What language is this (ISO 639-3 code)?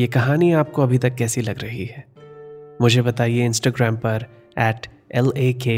hin